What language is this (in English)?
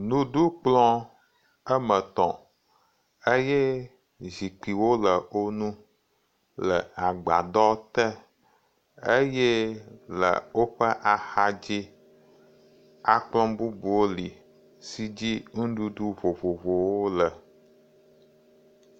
Ewe